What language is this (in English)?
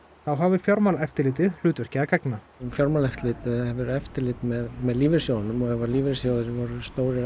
Icelandic